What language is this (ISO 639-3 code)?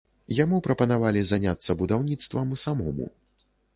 bel